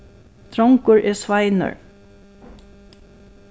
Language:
Faroese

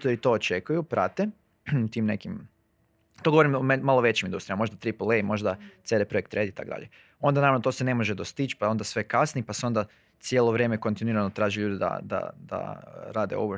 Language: Croatian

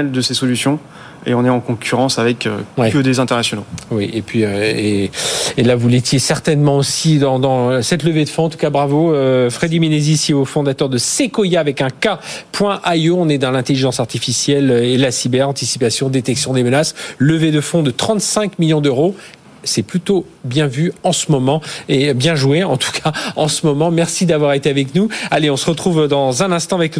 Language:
French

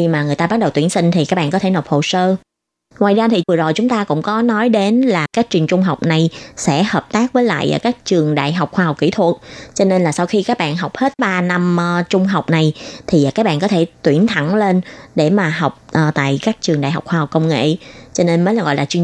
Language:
Vietnamese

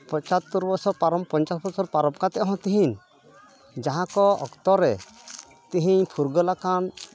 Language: Santali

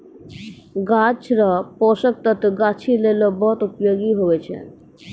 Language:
Maithili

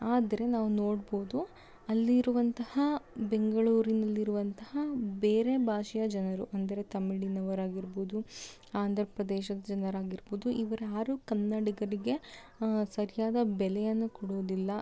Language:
Kannada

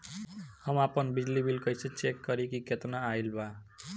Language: Bhojpuri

